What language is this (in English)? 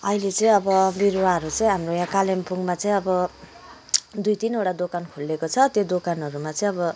Nepali